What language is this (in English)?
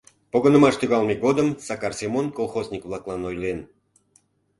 Mari